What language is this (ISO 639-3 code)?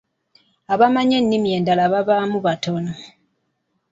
lug